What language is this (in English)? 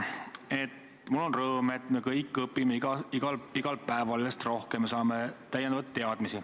Estonian